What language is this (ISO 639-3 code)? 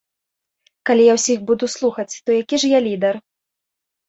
bel